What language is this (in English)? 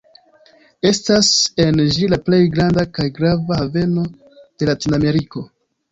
Esperanto